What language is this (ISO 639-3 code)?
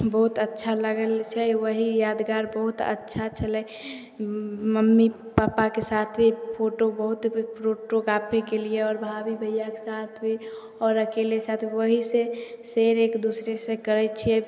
mai